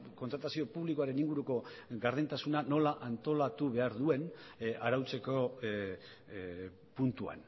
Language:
Basque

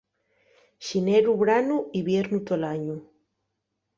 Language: Asturian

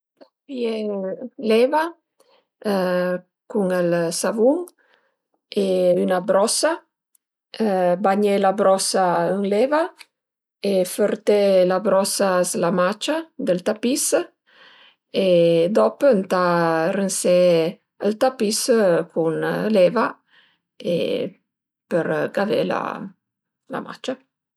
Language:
Piedmontese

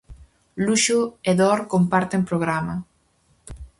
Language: Galician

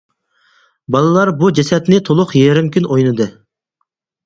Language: Uyghur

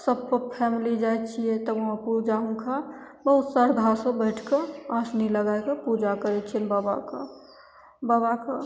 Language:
Maithili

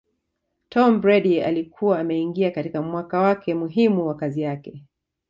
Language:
Swahili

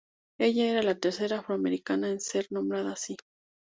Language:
Spanish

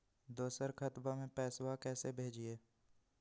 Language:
Magahi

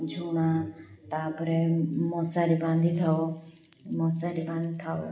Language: Odia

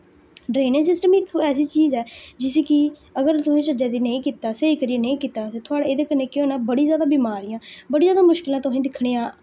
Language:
Dogri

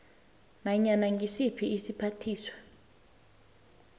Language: South Ndebele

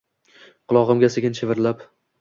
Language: Uzbek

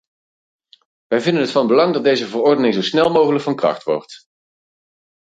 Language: Dutch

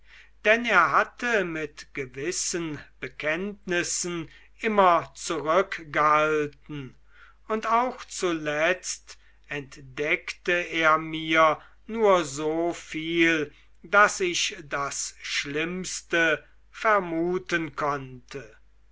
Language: German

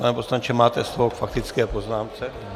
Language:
Czech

